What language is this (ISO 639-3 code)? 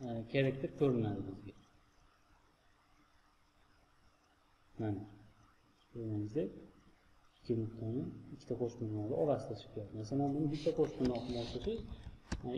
tur